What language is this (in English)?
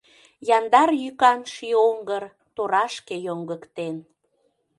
Mari